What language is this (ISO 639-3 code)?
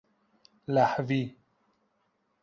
fas